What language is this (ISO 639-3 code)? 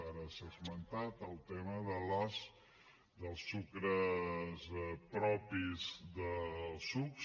cat